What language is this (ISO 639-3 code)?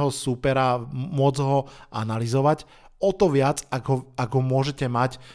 slk